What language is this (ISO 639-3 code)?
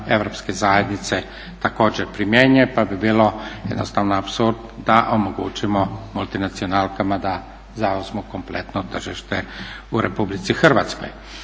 hrv